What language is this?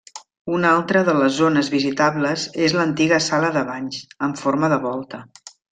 Catalan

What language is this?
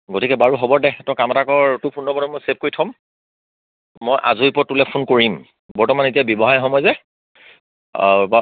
Assamese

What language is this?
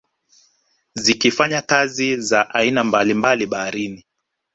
Swahili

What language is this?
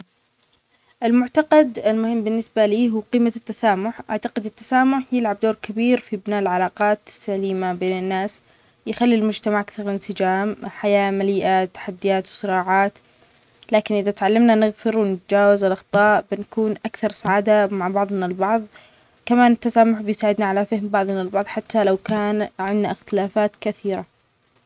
Omani Arabic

